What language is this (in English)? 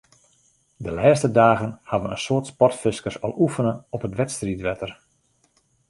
Western Frisian